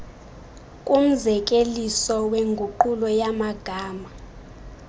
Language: Xhosa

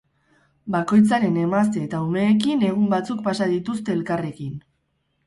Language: Basque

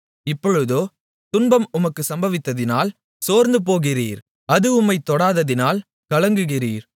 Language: Tamil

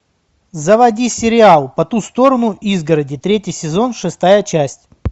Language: Russian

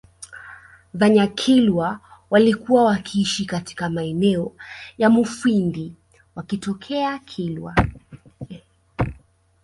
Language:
Swahili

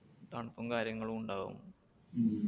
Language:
Malayalam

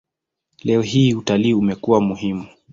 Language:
Swahili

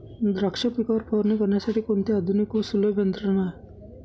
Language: Marathi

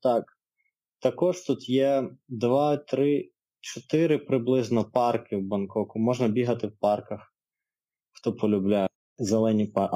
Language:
Ukrainian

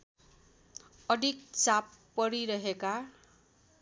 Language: Nepali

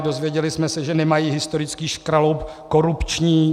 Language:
Czech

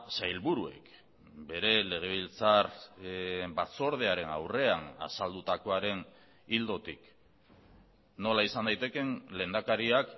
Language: Basque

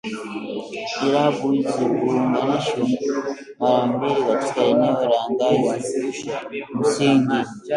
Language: Swahili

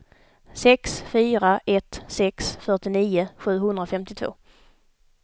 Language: Swedish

